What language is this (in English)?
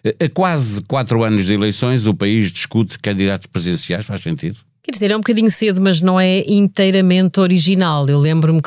Portuguese